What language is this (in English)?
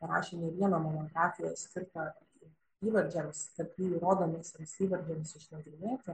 Lithuanian